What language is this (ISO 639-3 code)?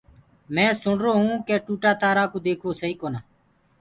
ggg